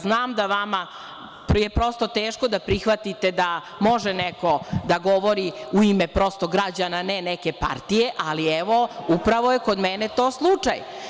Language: Serbian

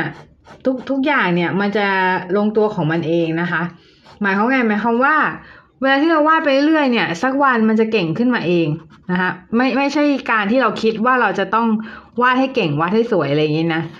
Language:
Thai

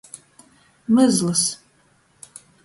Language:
Latgalian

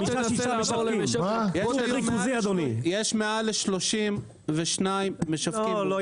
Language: Hebrew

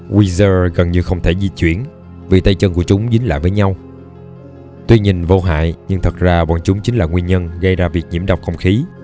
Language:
Vietnamese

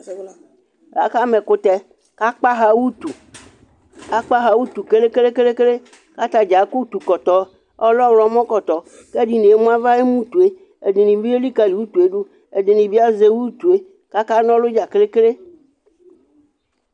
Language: Ikposo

